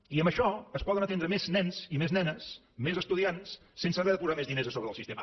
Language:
Catalan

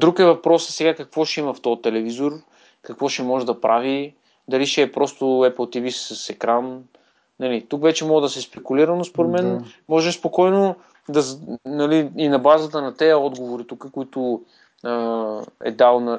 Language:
Bulgarian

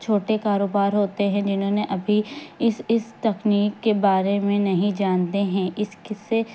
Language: Urdu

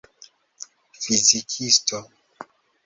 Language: Esperanto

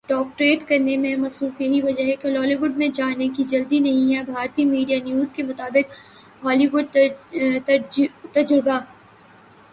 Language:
Urdu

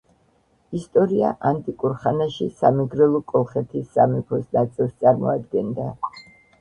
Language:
Georgian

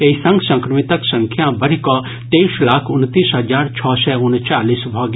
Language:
Maithili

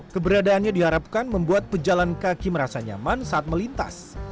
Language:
Indonesian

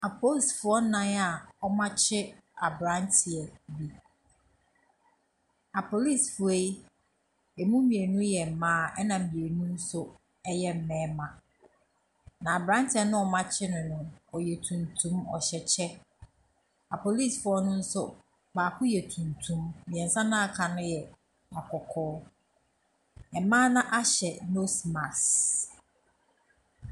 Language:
Akan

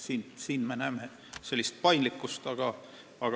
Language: Estonian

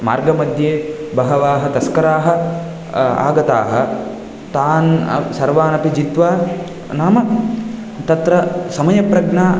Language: Sanskrit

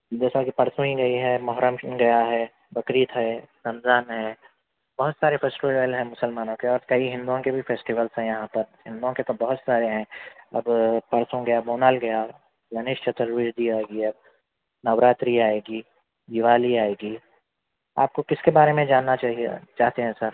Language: Urdu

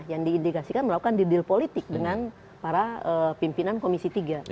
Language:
Indonesian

